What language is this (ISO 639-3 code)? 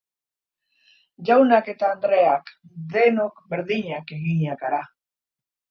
eus